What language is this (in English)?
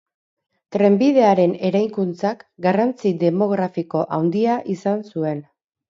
Basque